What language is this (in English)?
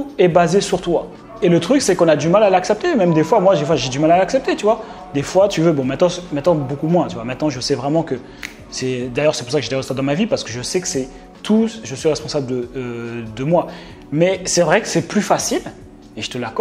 French